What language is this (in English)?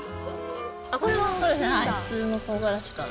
Japanese